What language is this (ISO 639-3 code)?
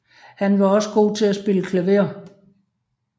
dan